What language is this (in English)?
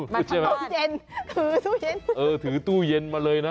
Thai